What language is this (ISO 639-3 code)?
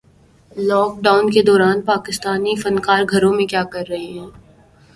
urd